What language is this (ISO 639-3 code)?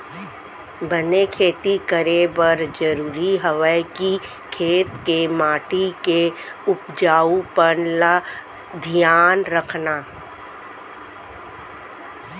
hne